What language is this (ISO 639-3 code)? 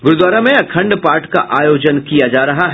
hin